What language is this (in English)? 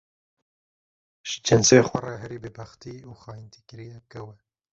Kurdish